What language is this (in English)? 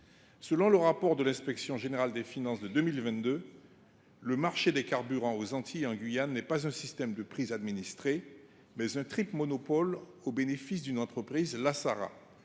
French